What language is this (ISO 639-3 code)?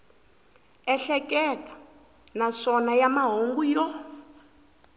tso